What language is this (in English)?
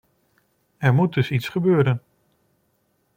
Dutch